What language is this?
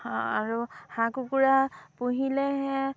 Assamese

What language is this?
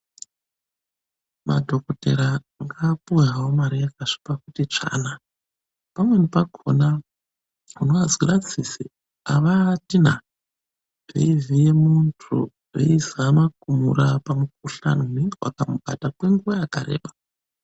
Ndau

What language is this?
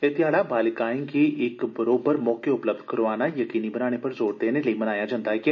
Dogri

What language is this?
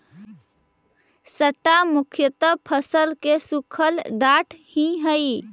Magahi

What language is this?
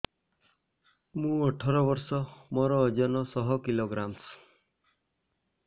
Odia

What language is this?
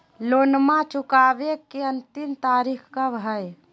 Magahi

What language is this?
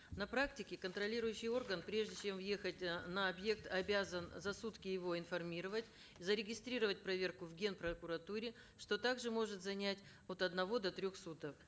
Kazakh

